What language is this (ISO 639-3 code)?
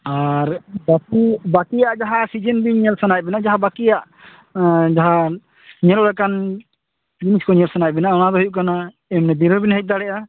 sat